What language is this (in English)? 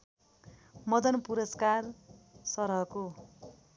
Nepali